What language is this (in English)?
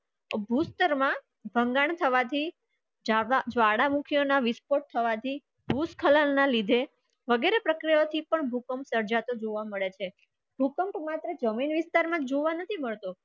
Gujarati